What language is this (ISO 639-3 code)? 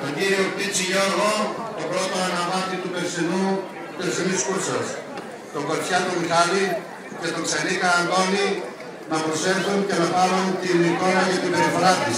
ell